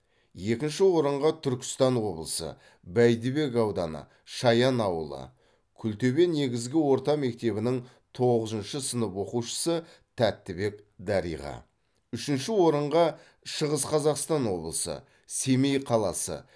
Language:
Kazakh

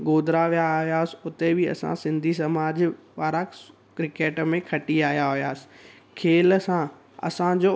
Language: Sindhi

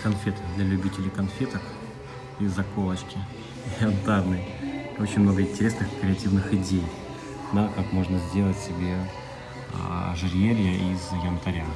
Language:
Russian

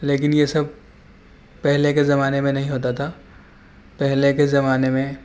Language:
Urdu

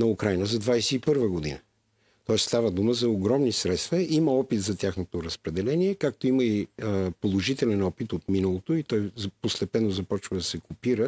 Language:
Bulgarian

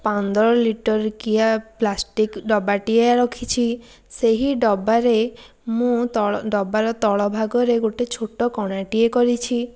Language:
Odia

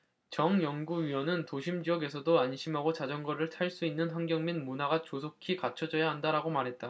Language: Korean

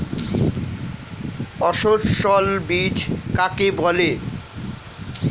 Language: Bangla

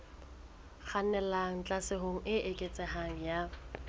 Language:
Southern Sotho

